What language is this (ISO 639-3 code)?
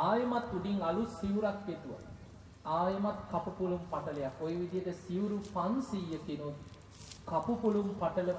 sin